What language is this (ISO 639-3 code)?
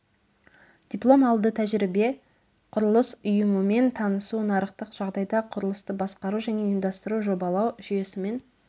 kaz